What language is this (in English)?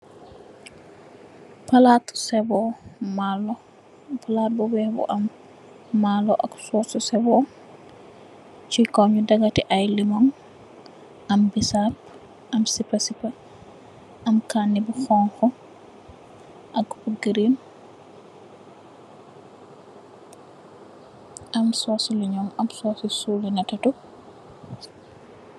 Wolof